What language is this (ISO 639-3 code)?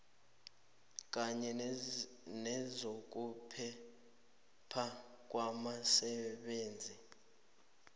nbl